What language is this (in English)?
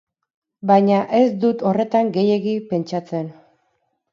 Basque